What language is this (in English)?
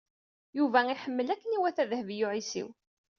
Kabyle